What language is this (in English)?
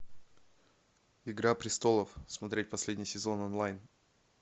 Russian